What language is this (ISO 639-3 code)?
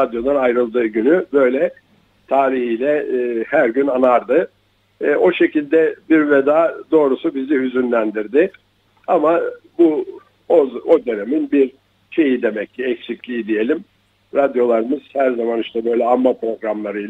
tur